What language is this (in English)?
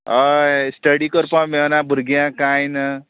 Konkani